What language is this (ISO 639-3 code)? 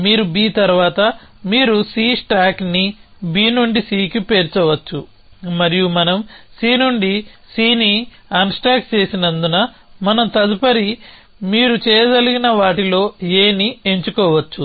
tel